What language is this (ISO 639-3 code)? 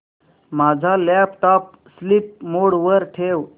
mar